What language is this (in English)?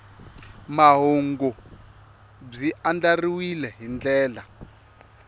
Tsonga